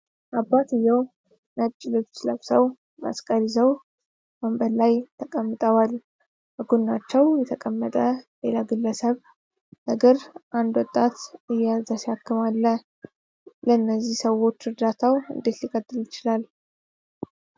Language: Amharic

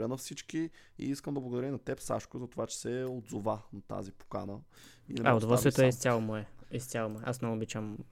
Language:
Bulgarian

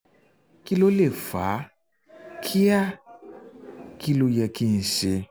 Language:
Yoruba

